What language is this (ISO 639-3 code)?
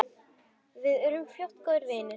isl